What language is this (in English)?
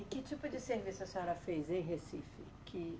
Portuguese